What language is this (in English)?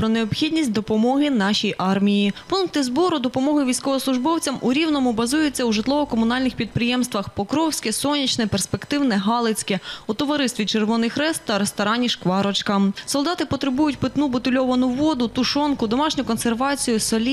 Ukrainian